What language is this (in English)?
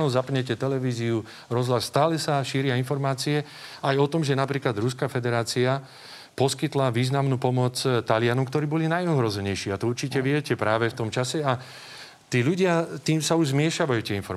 Slovak